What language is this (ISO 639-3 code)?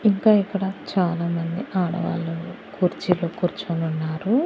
tel